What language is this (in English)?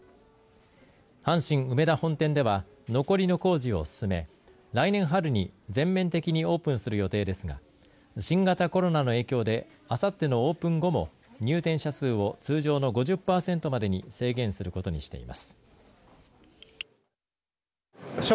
Japanese